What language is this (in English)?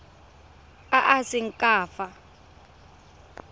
Tswana